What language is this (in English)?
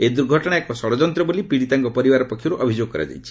Odia